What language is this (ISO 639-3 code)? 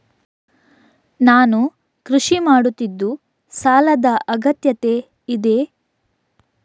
kan